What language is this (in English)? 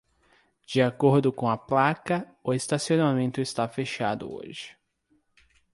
Portuguese